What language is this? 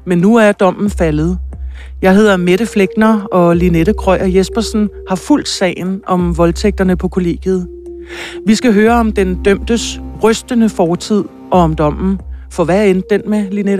Danish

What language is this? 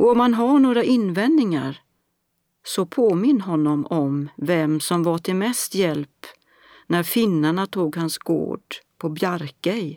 Swedish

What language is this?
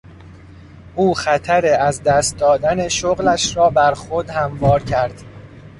Persian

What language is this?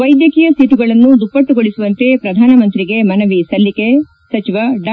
Kannada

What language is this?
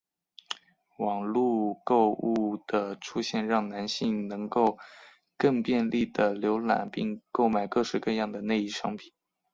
Chinese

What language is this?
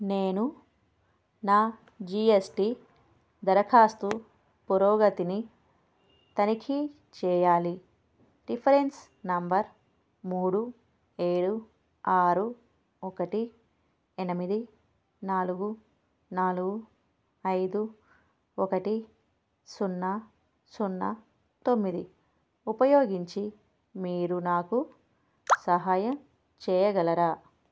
Telugu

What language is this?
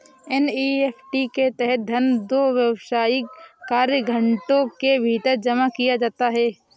Hindi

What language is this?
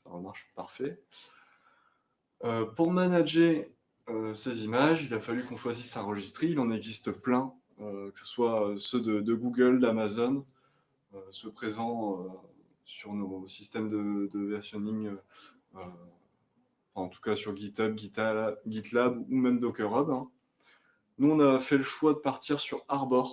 French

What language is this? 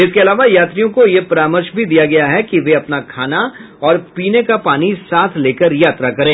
Hindi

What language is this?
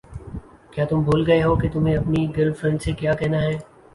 Urdu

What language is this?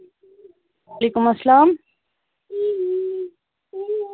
Kashmiri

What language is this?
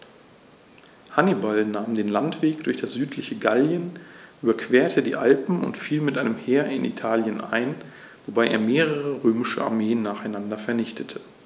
German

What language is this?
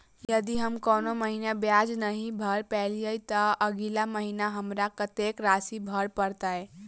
Maithili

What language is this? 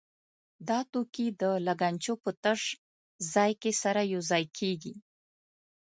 Pashto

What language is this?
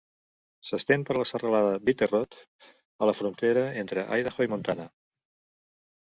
Catalan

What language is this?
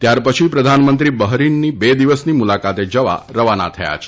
Gujarati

